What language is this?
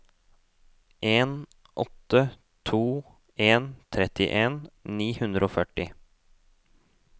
Norwegian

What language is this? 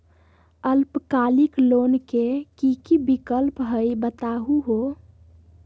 Magahi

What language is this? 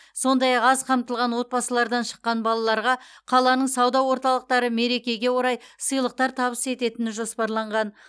Kazakh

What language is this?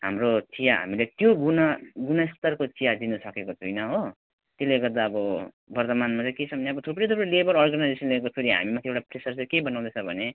Nepali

